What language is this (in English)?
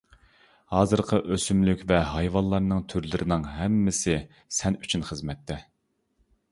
Uyghur